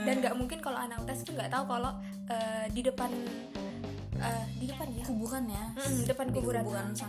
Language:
Indonesian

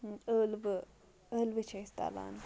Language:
Kashmiri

